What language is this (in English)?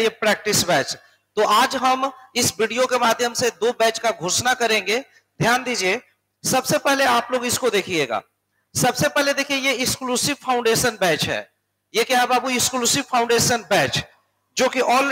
Hindi